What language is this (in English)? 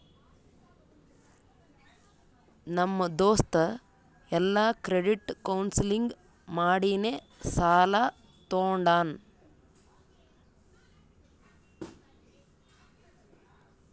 Kannada